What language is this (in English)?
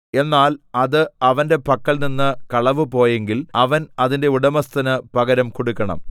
Malayalam